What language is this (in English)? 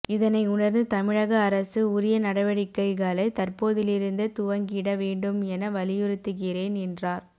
Tamil